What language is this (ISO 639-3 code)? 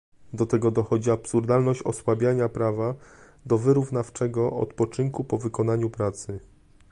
pol